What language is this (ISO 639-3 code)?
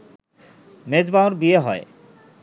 ben